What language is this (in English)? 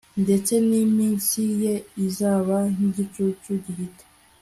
Kinyarwanda